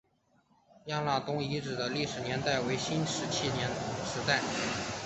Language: Chinese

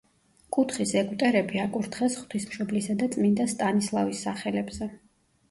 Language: Georgian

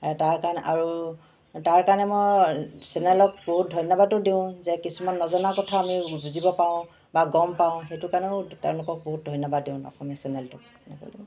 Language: Assamese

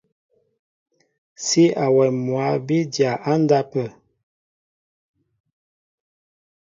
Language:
Mbo (Cameroon)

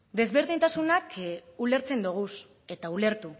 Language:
Basque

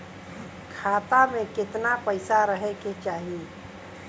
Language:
Bhojpuri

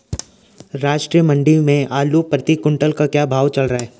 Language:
Hindi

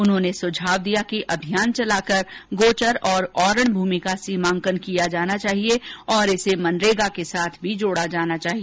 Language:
Hindi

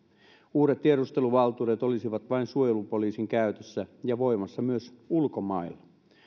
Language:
Finnish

